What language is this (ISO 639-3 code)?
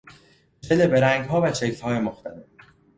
fas